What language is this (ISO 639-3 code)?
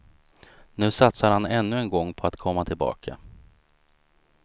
swe